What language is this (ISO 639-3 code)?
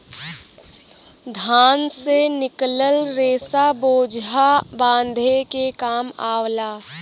bho